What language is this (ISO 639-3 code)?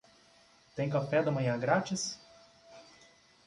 por